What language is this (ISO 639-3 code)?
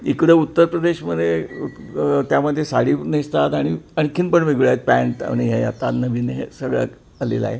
mar